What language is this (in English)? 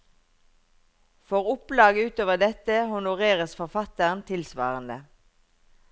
Norwegian